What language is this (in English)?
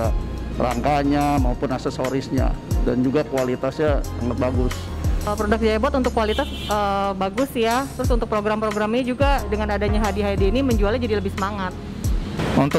Indonesian